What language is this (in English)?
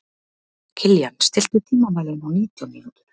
Icelandic